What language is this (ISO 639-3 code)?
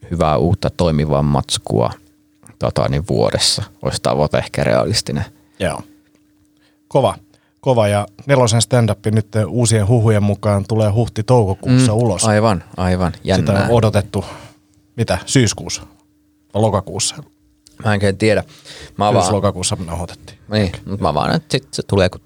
fin